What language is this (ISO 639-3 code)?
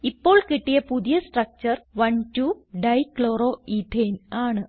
mal